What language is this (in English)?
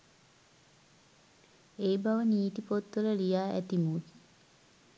Sinhala